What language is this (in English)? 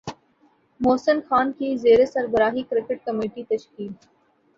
Urdu